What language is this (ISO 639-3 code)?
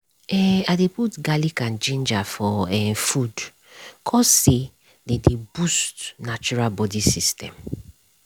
pcm